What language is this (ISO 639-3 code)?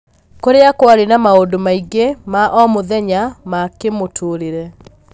kik